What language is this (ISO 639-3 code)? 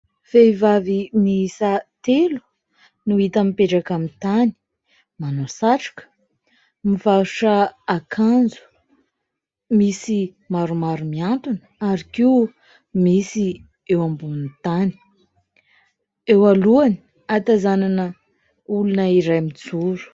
mlg